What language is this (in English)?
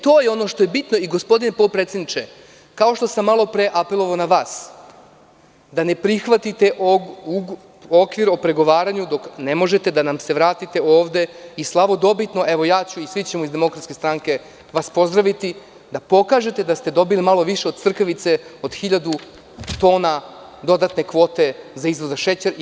Serbian